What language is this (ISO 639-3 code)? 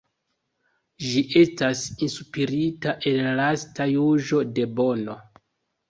epo